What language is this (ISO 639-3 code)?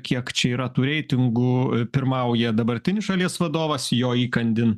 lit